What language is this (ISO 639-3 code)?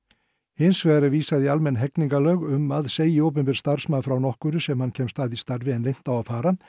isl